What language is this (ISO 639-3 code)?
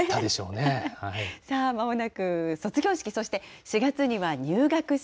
jpn